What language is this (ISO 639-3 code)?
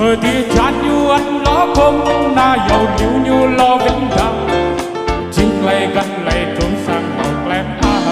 tha